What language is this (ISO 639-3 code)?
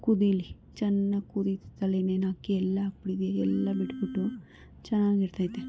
kan